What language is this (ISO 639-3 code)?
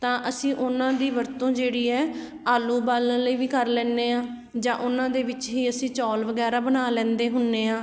pan